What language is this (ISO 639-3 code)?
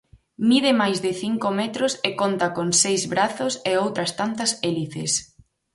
glg